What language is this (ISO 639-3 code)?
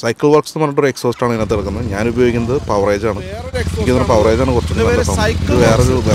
mal